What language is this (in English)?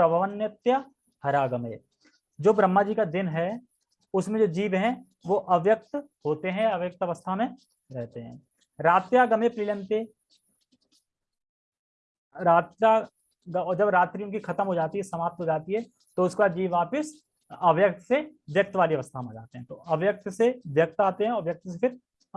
Hindi